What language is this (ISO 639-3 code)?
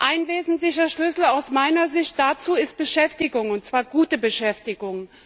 deu